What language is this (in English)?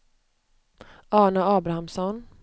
Swedish